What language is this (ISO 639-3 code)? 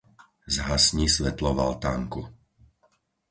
slk